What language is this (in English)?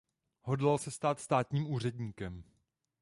Czech